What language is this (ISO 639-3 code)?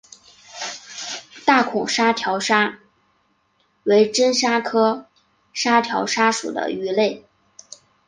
zho